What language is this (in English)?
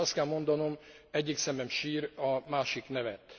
Hungarian